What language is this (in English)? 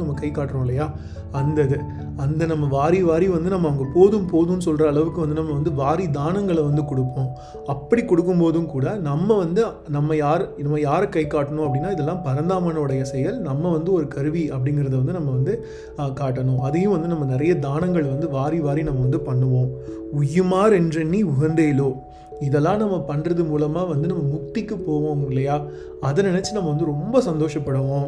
Tamil